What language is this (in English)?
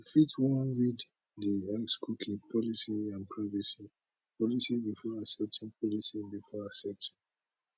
Nigerian Pidgin